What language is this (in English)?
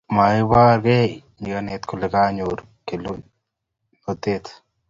Kalenjin